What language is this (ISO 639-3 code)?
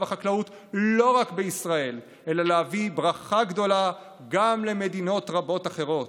heb